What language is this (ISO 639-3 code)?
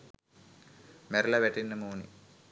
sin